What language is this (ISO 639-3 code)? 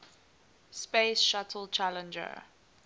eng